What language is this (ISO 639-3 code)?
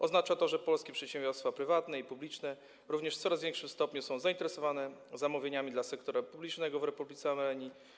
pol